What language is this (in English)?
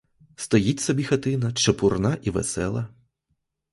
Ukrainian